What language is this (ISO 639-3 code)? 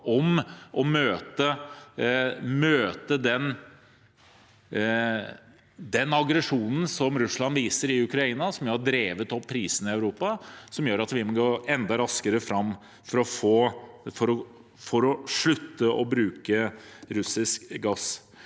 nor